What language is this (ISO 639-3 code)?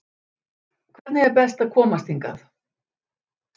isl